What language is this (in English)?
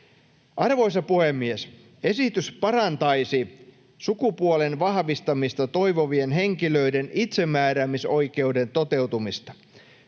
Finnish